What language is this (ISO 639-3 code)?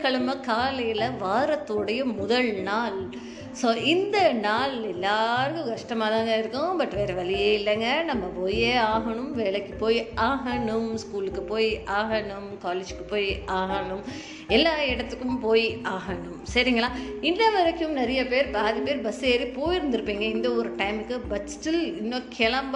tam